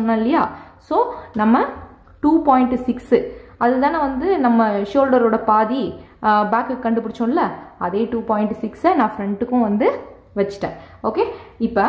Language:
Tamil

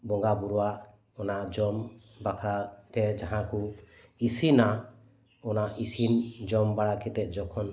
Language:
Santali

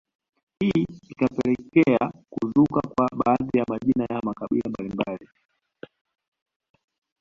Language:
Swahili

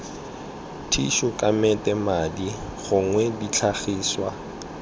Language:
Tswana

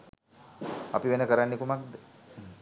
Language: Sinhala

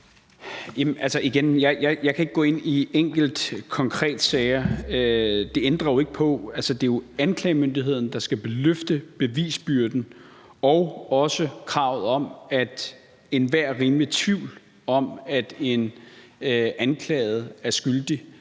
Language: Danish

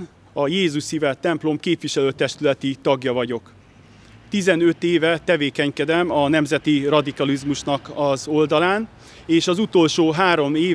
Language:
Hungarian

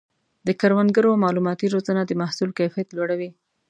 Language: Pashto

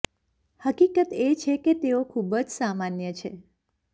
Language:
Gujarati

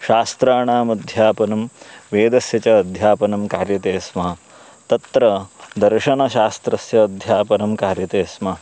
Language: Sanskrit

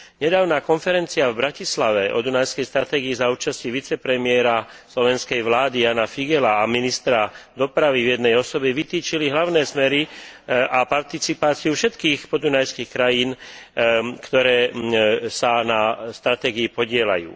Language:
Slovak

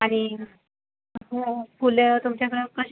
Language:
Marathi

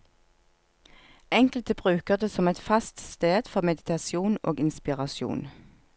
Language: Norwegian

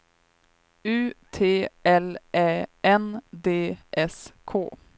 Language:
Swedish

